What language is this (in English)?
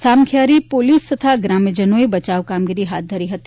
Gujarati